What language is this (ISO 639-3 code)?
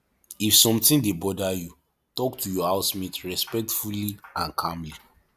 pcm